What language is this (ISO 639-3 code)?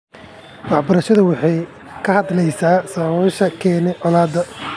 som